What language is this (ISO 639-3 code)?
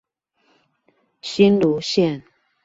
zho